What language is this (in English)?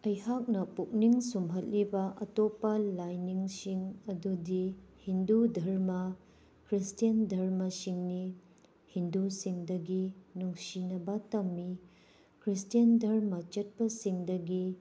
Manipuri